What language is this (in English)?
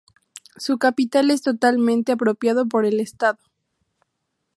Spanish